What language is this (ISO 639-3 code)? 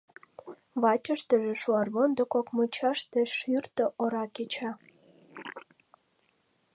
chm